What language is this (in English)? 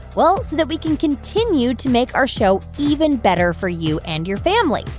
English